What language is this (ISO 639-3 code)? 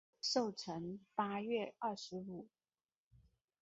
zho